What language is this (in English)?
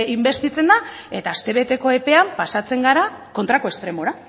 Basque